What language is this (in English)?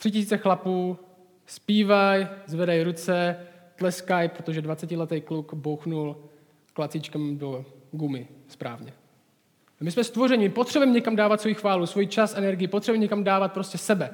Czech